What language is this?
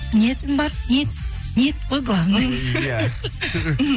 Kazakh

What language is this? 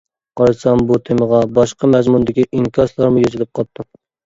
Uyghur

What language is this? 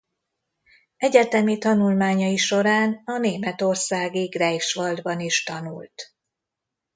Hungarian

